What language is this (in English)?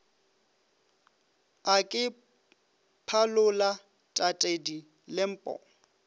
Northern Sotho